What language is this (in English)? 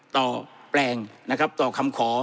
Thai